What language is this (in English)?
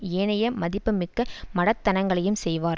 Tamil